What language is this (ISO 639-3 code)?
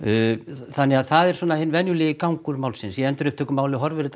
isl